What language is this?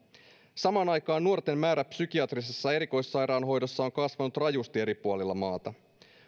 Finnish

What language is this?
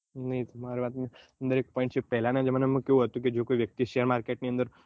Gujarati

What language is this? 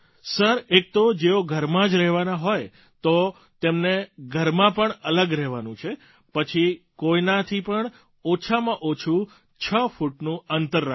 Gujarati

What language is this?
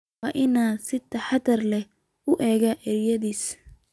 Somali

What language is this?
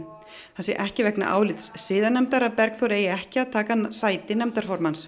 Icelandic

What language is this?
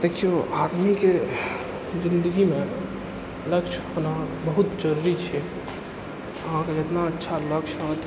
Maithili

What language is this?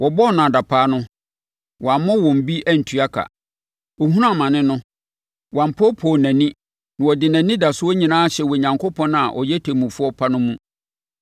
Akan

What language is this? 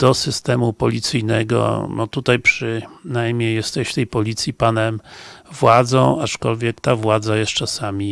Polish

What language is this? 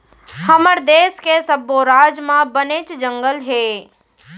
Chhattisgarhi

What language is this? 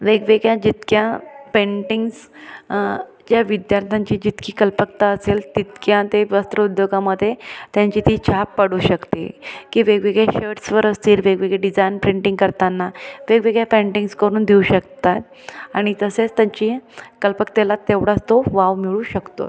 Marathi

